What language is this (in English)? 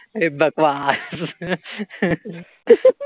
Marathi